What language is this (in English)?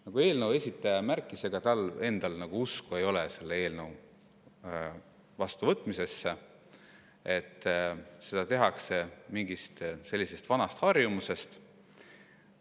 Estonian